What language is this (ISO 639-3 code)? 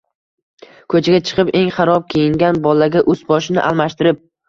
uzb